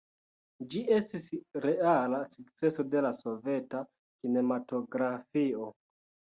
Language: Esperanto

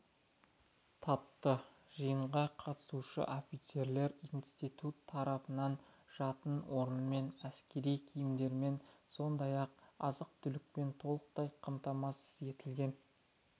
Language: Kazakh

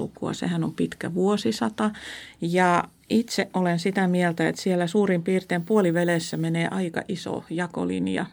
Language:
Finnish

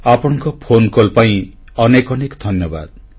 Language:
Odia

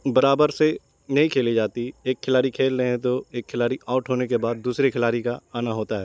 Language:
Urdu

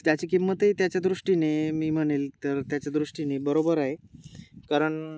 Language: Marathi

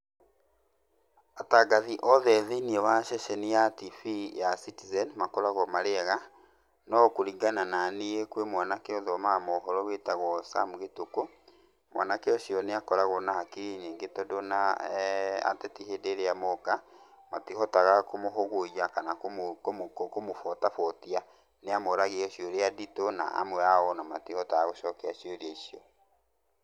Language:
Kikuyu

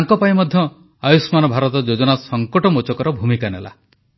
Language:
Odia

